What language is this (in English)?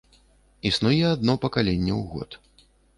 Belarusian